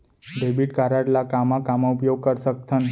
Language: Chhattisgarhi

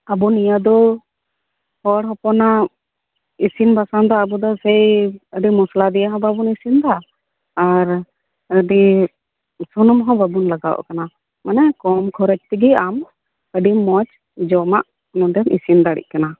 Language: Santali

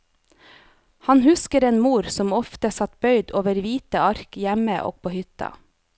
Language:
Norwegian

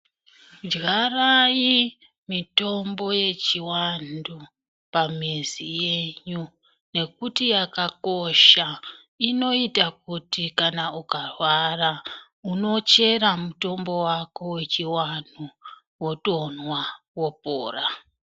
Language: Ndau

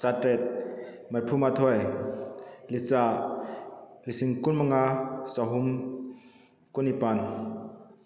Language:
Manipuri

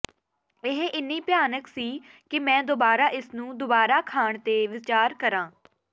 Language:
Punjabi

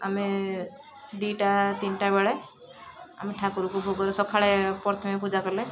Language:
Odia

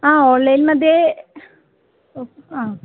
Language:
Sanskrit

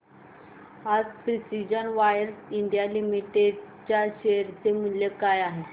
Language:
Marathi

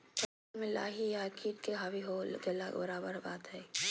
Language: Magahi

